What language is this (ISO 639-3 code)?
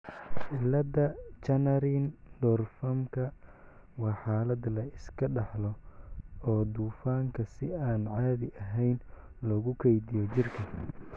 som